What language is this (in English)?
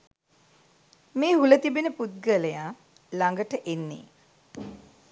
Sinhala